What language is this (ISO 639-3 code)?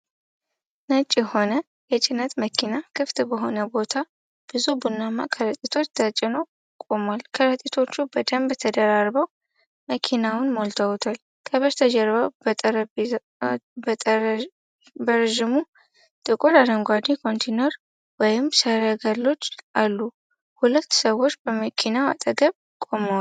amh